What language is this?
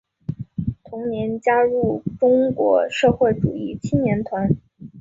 Chinese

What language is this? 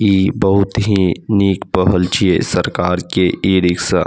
Maithili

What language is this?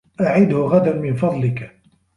Arabic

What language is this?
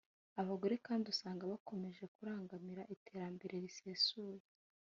Kinyarwanda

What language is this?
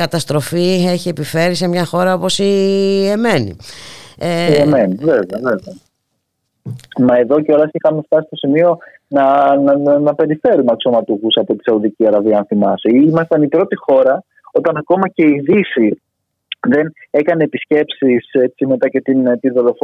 Greek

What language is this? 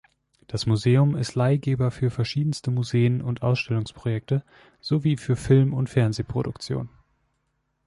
German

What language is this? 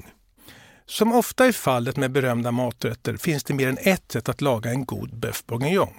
Swedish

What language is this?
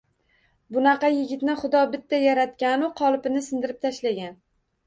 Uzbek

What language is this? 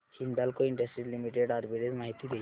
Marathi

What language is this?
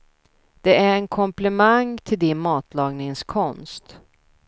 Swedish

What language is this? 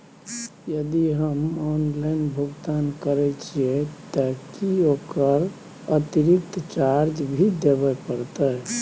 Maithili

